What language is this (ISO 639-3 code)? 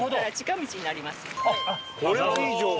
jpn